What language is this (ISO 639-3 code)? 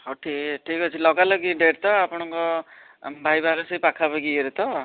ori